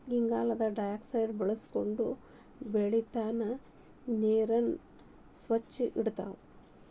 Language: Kannada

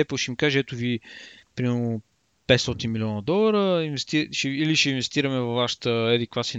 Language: Bulgarian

